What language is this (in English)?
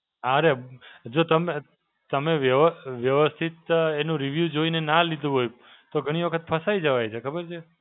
Gujarati